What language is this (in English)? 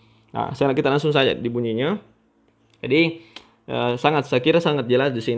Indonesian